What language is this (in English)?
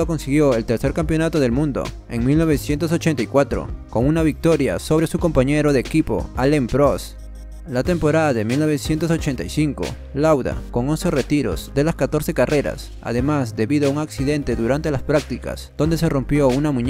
Spanish